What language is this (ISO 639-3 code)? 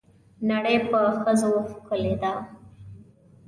pus